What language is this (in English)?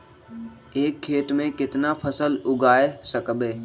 Magahi